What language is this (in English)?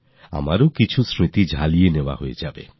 Bangla